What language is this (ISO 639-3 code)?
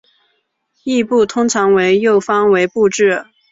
zho